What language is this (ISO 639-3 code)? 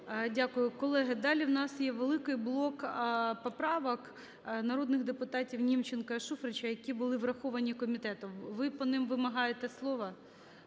ukr